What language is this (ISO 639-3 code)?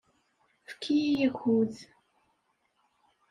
kab